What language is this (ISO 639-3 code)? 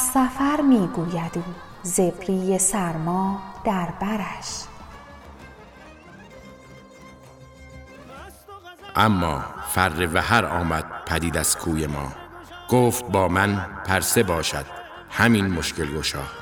fas